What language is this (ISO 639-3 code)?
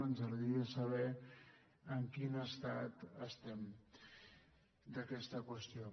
cat